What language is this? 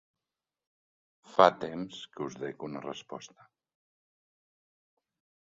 Catalan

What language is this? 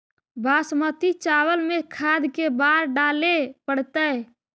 Magahi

